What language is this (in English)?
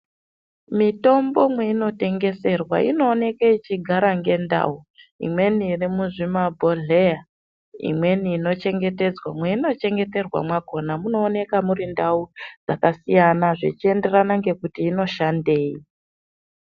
Ndau